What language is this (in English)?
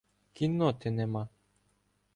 Ukrainian